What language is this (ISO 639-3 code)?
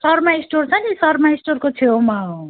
nep